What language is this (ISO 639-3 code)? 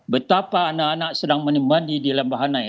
ind